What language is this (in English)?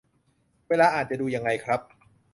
Thai